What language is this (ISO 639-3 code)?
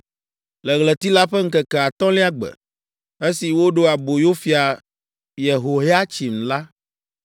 ewe